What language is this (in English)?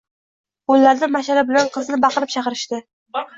Uzbek